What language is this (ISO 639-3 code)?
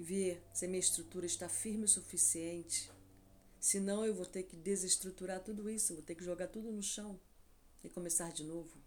por